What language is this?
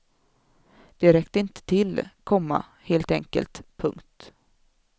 Swedish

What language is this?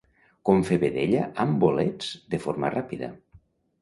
Catalan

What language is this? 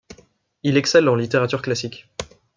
French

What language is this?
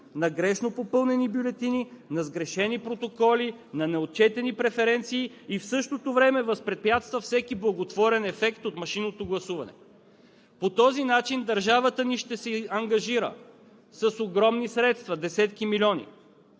Bulgarian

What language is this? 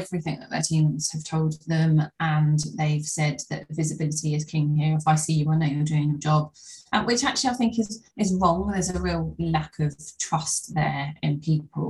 English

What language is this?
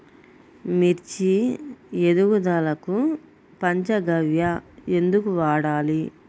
Telugu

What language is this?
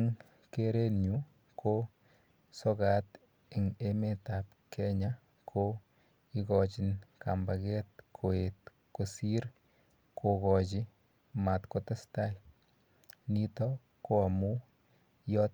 Kalenjin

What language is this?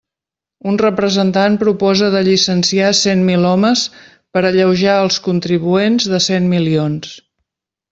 Catalan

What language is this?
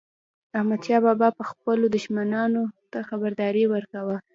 Pashto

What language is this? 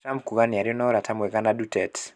Kikuyu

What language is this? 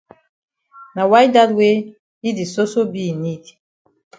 Cameroon Pidgin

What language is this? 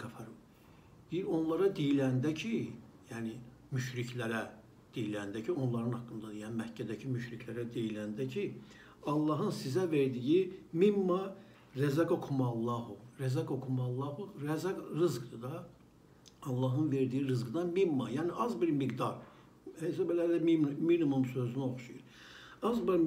Turkish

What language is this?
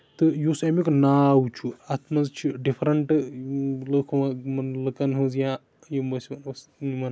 Kashmiri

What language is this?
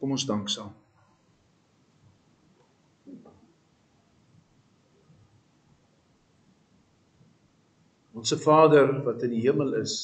Dutch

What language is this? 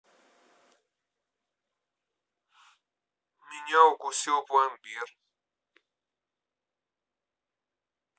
Russian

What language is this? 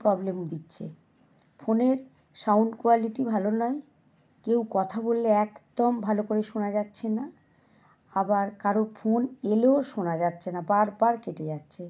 Bangla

